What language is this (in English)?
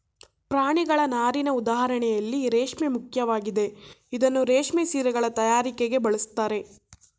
Kannada